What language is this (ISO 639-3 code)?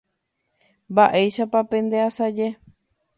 grn